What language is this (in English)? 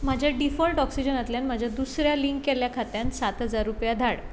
Konkani